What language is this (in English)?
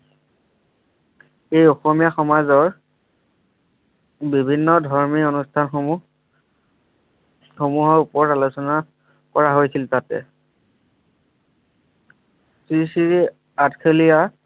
Assamese